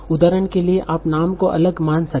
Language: Hindi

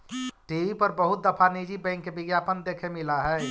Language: Magahi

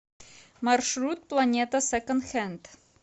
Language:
Russian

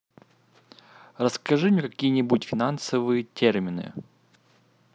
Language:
Russian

